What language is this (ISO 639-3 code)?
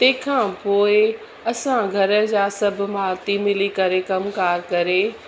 snd